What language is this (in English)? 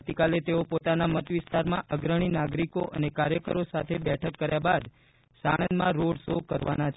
Gujarati